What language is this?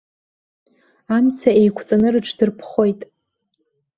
Abkhazian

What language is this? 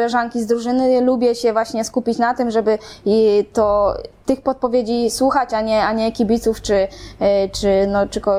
Polish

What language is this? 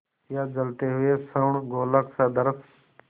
Hindi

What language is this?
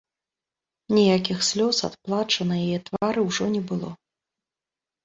Belarusian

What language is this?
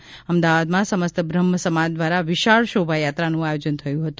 Gujarati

